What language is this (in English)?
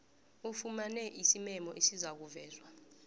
South Ndebele